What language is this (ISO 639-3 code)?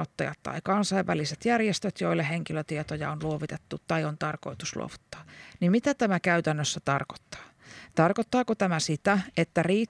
fin